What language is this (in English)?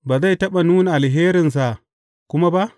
Hausa